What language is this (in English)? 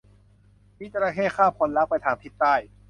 Thai